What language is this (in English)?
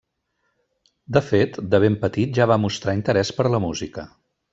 Catalan